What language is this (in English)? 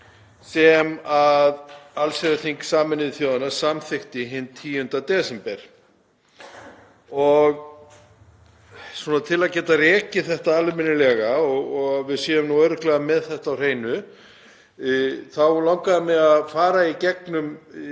Icelandic